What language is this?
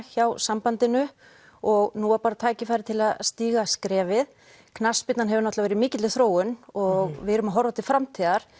Icelandic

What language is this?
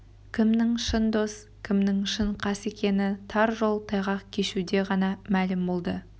Kazakh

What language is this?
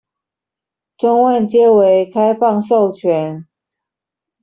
Chinese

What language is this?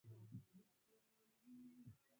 Swahili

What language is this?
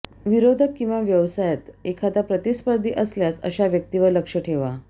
Marathi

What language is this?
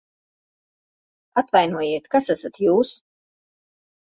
Latvian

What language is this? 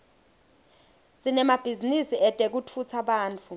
Swati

